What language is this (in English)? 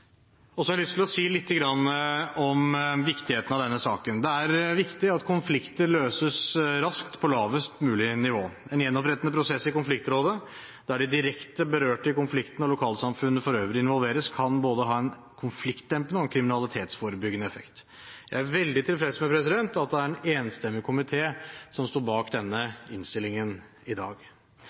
Norwegian Bokmål